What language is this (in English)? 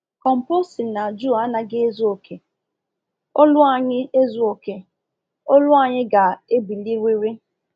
Igbo